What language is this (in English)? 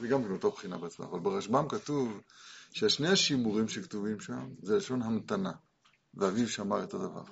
Hebrew